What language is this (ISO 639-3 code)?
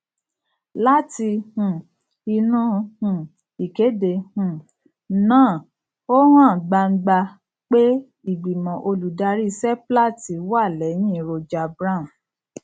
yor